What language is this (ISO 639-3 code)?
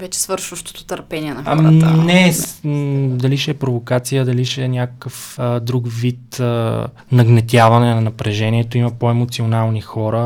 bul